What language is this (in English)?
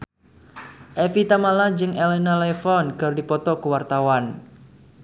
Sundanese